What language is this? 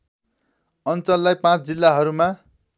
Nepali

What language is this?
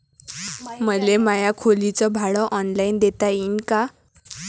Marathi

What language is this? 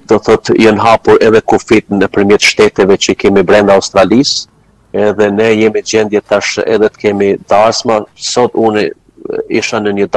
Romanian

